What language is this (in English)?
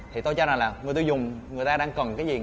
Vietnamese